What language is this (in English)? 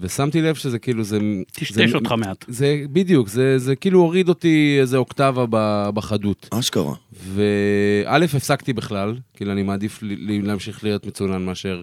Hebrew